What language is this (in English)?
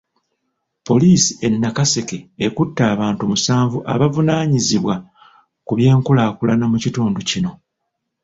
Ganda